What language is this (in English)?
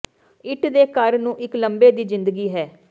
Punjabi